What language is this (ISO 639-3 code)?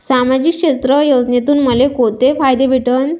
mar